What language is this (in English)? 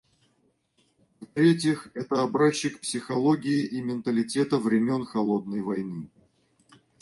Russian